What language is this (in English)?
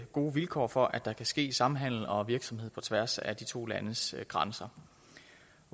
Danish